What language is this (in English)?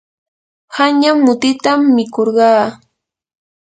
Yanahuanca Pasco Quechua